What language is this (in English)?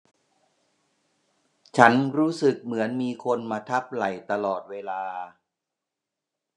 Thai